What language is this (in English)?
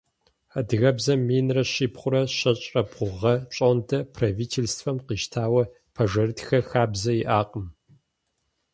Kabardian